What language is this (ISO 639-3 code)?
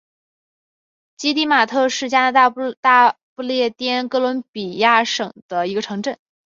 zho